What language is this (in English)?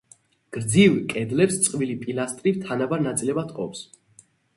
Georgian